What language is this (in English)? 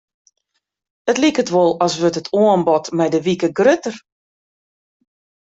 Western Frisian